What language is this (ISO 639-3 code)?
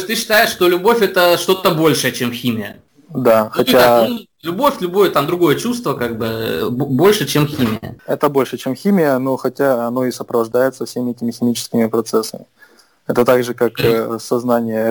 rus